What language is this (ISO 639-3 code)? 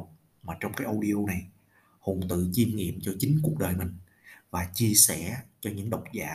vie